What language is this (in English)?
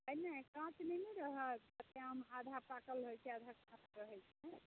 Maithili